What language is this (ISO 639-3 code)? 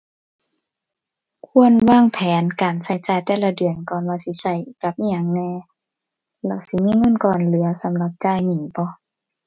tha